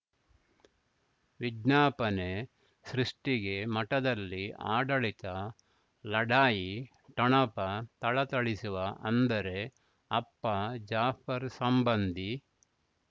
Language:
Kannada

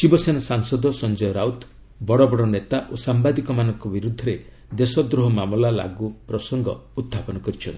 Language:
Odia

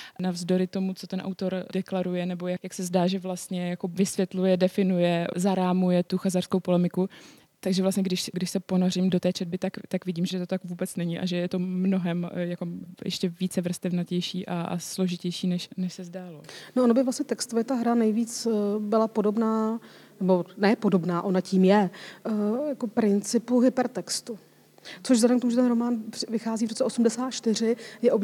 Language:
Czech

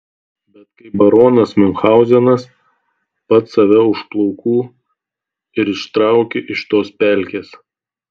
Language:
Lithuanian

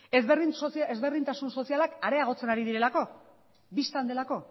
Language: Basque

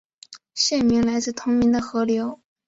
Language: Chinese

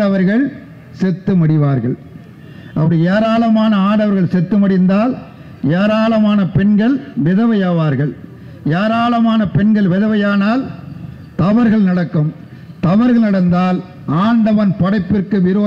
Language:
Indonesian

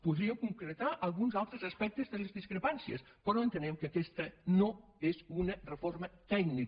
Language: Catalan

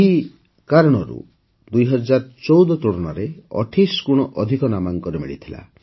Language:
Odia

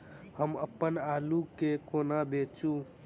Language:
Maithili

